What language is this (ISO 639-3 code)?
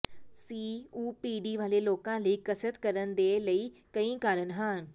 pan